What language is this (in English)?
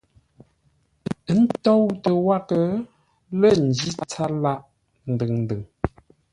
Ngombale